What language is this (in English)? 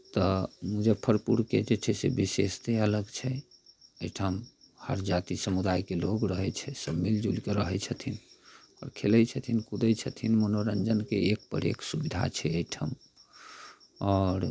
Maithili